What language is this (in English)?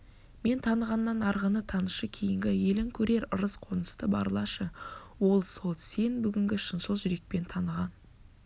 Kazakh